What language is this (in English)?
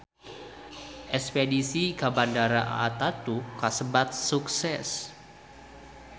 Sundanese